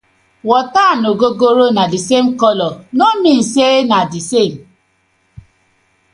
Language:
Nigerian Pidgin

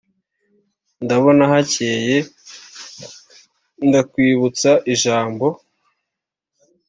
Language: Kinyarwanda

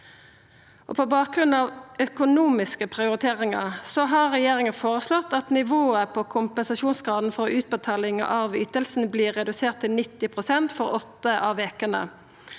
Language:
Norwegian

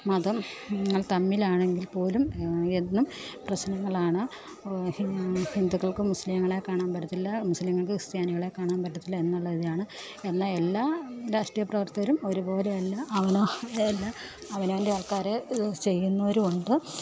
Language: Malayalam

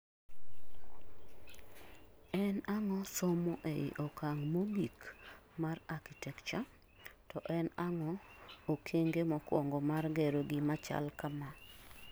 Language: Luo (Kenya and Tanzania)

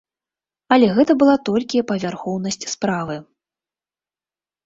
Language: Belarusian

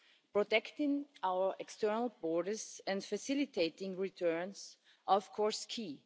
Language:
English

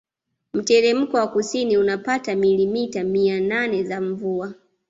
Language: Swahili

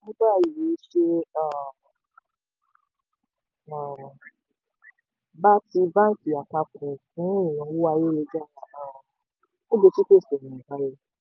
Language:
Yoruba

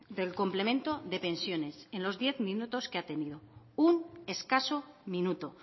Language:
Spanish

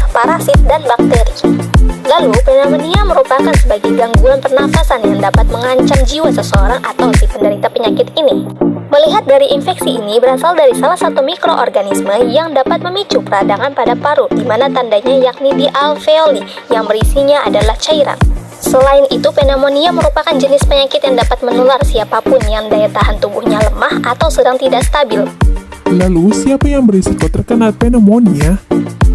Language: Indonesian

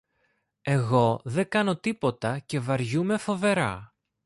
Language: Greek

